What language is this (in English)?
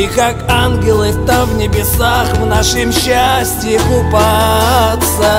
Russian